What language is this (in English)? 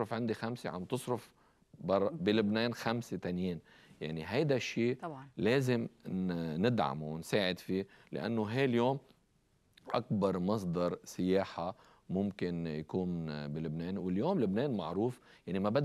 Arabic